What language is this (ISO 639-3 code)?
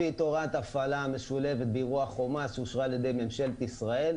heb